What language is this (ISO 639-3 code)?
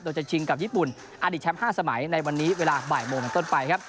tha